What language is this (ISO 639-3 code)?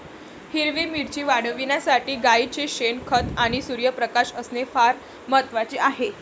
mar